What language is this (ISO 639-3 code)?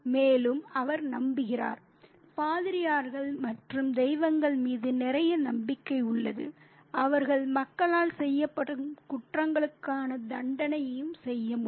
tam